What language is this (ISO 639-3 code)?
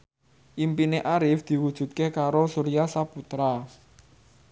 jav